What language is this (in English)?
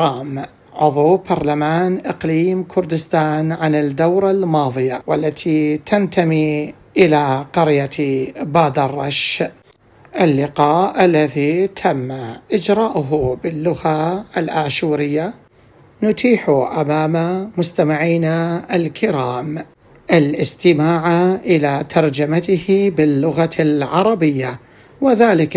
Arabic